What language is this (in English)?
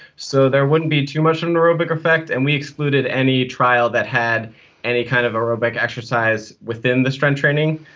English